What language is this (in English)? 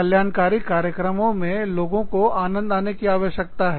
Hindi